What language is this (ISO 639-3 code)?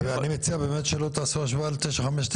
heb